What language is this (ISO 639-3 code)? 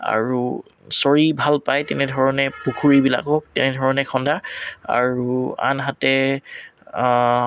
asm